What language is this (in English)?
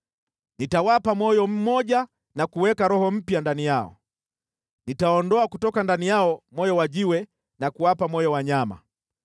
Swahili